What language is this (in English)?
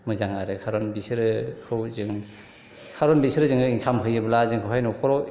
Bodo